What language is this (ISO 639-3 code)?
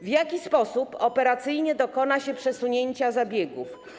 pol